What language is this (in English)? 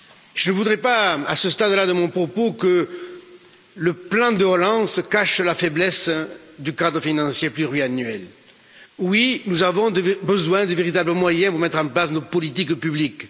French